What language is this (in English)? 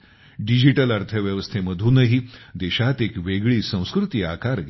Marathi